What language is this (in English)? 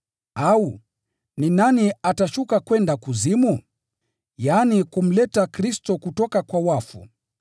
Swahili